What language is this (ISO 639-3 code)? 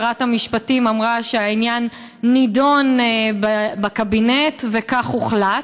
heb